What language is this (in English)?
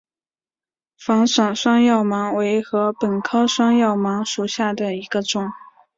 Chinese